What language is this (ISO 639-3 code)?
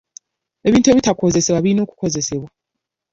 lug